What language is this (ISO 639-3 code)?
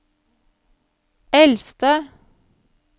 nor